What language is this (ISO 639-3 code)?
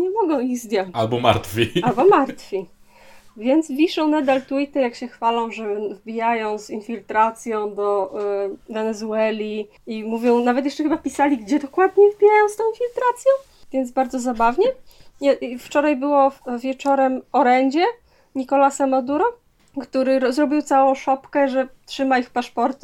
pol